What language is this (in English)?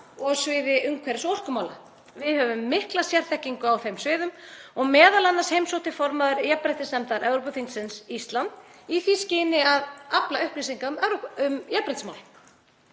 Icelandic